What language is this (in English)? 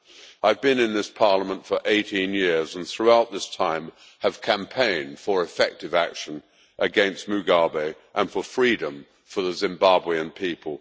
English